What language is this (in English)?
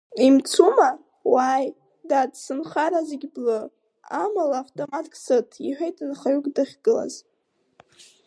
Abkhazian